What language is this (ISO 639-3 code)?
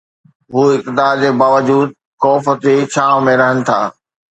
snd